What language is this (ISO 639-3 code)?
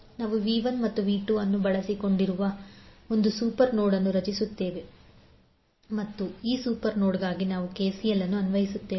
kan